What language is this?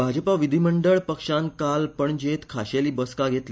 Konkani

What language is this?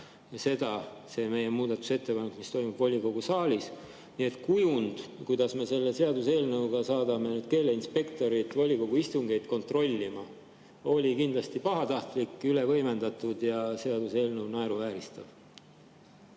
Estonian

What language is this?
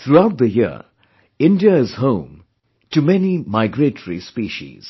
English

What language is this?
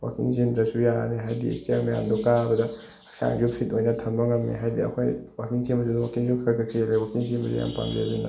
Manipuri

